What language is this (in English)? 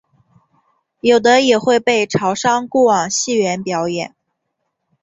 Chinese